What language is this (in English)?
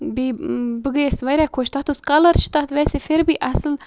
Kashmiri